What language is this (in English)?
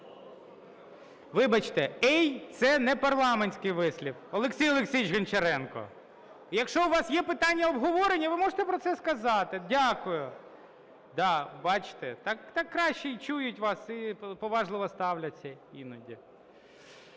Ukrainian